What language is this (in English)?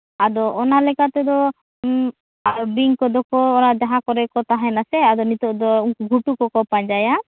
Santali